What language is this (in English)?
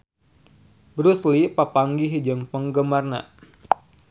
Sundanese